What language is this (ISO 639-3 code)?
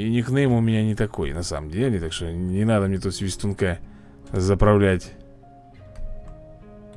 rus